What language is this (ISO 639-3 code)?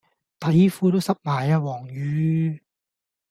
yue